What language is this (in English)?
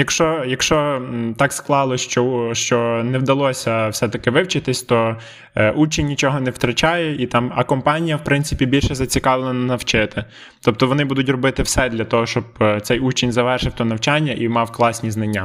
Ukrainian